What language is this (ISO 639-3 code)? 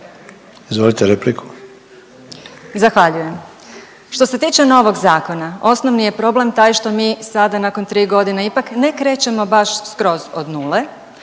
hrv